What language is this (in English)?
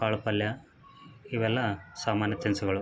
Kannada